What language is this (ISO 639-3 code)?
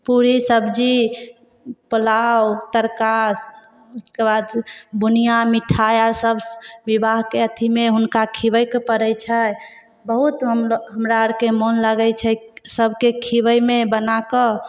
mai